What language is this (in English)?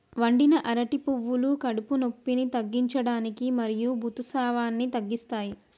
Telugu